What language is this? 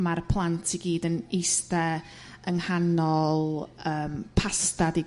Welsh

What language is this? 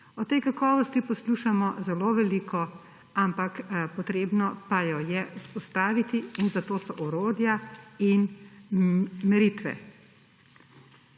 Slovenian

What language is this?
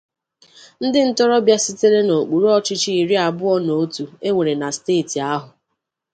Igbo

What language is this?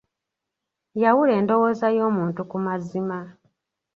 Ganda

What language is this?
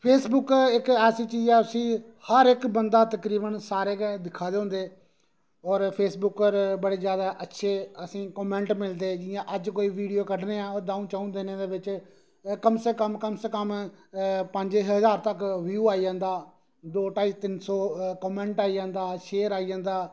Dogri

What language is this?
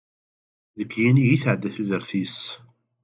Kabyle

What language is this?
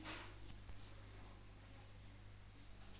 Chhattisgarhi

